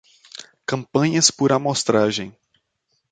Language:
Portuguese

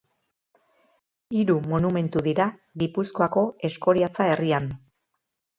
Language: Basque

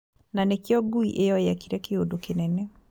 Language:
Kikuyu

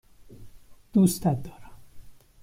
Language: Persian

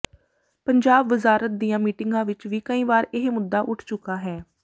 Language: Punjabi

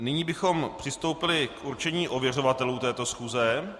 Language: Czech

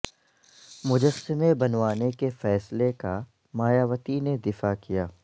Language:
Urdu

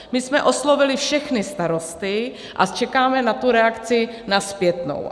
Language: Czech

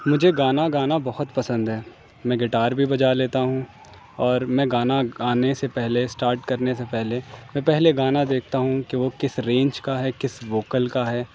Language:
Urdu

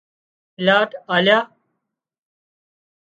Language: Wadiyara Koli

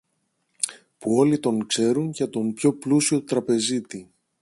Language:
Greek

